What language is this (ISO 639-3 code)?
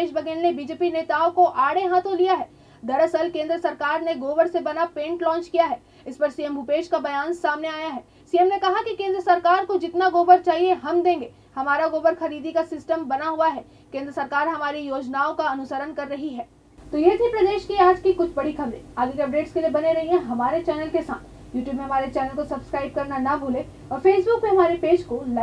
hin